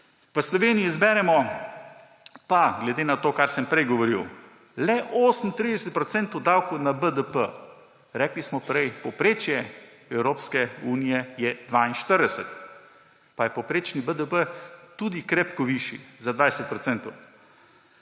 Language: Slovenian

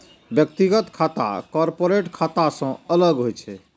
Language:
Maithili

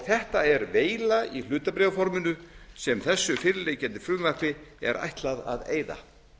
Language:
Icelandic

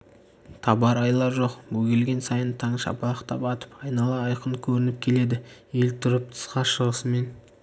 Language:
Kazakh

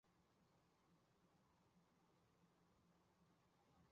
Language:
Chinese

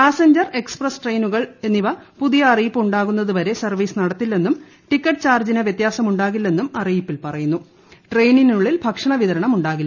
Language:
Malayalam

